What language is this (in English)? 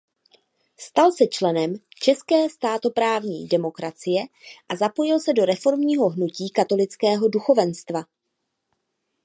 Czech